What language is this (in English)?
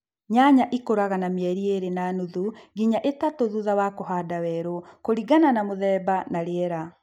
Kikuyu